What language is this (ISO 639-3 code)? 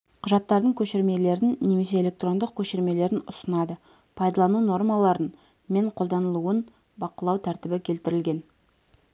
kaz